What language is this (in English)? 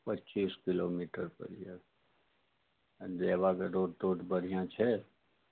Maithili